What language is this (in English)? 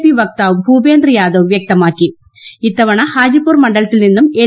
Malayalam